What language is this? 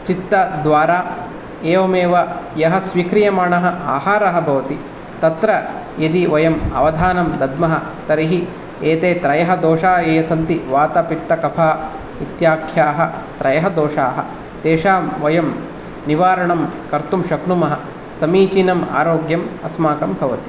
Sanskrit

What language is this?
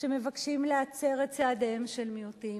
Hebrew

